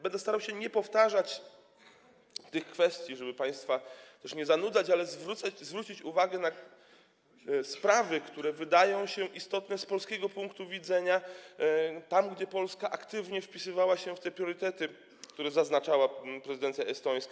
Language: Polish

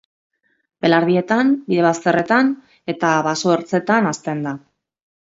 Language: Basque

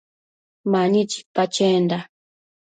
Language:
Matsés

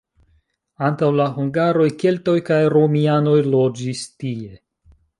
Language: Esperanto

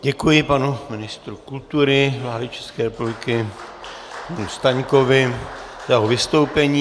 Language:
Czech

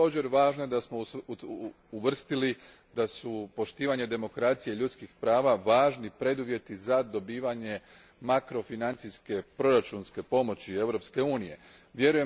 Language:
Croatian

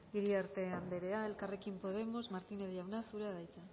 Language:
Basque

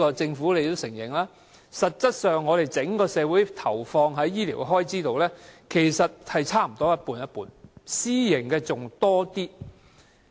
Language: Cantonese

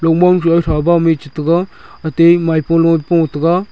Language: Wancho Naga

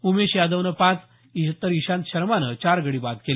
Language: Marathi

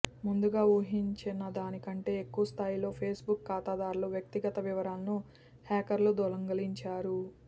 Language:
Telugu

